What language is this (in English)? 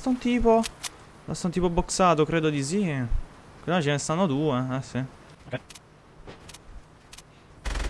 Italian